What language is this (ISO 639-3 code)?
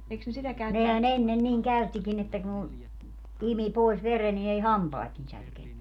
fin